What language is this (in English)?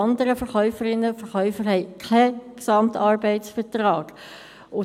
Swiss German